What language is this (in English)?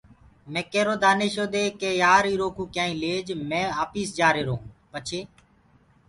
Gurgula